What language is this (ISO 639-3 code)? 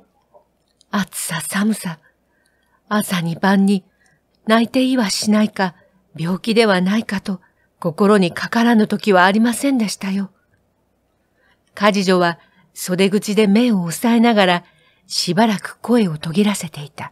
jpn